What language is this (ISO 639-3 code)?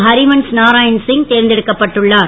tam